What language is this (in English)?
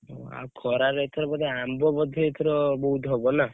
Odia